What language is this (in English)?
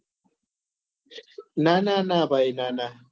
Gujarati